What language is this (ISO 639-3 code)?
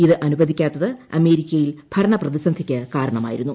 mal